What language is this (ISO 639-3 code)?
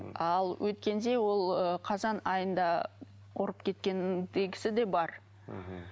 kaz